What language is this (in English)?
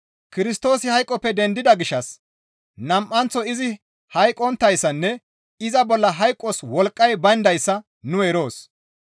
Gamo